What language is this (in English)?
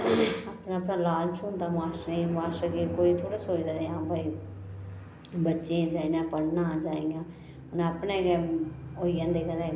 Dogri